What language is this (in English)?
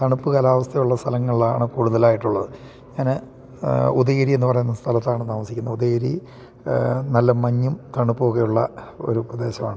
Malayalam